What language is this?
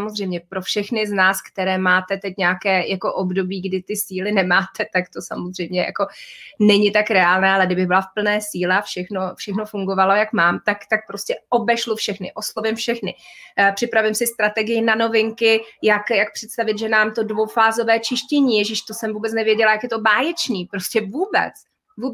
Czech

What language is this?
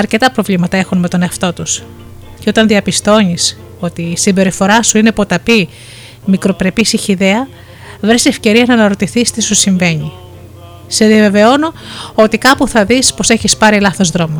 Greek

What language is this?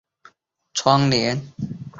Chinese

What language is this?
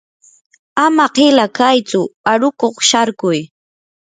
Yanahuanca Pasco Quechua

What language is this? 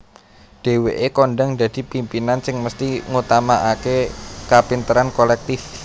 Javanese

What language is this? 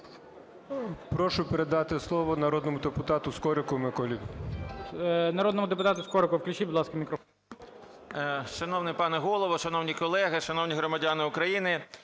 Ukrainian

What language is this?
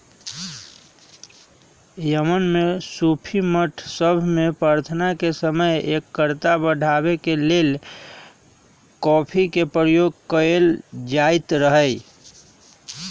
Magahi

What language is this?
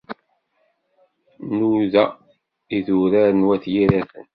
Kabyle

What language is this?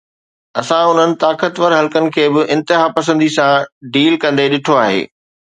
Sindhi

